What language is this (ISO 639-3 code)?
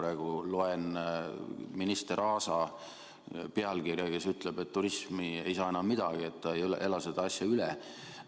est